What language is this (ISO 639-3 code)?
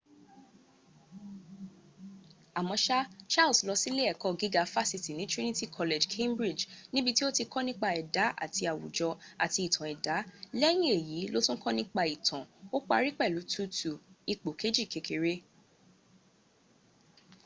yor